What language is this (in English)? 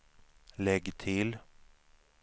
Swedish